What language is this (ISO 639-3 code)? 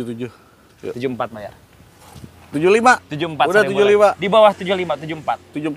ind